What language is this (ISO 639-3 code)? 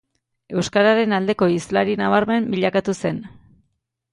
eus